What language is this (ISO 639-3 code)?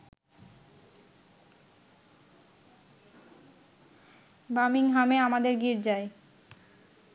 ben